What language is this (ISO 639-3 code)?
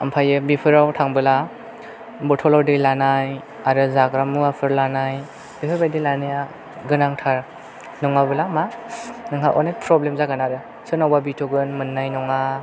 brx